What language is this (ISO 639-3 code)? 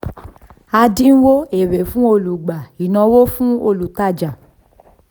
yor